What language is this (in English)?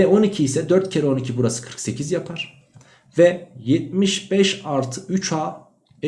Turkish